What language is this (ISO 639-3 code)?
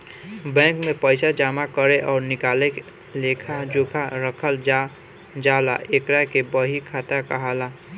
bho